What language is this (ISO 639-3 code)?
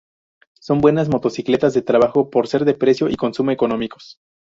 spa